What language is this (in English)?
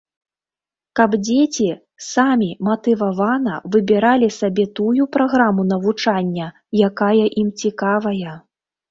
Belarusian